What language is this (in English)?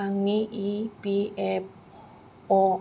Bodo